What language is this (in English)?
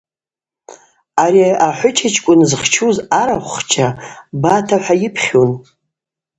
Abaza